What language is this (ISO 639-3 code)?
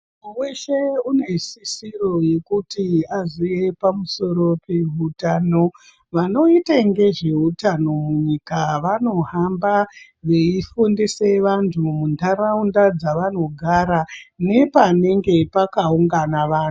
ndc